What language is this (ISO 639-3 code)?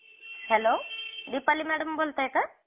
mar